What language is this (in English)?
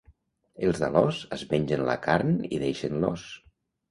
Catalan